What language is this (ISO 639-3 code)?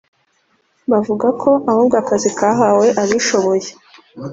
kin